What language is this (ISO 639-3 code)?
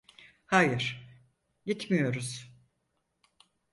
tur